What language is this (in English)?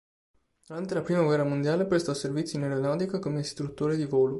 Italian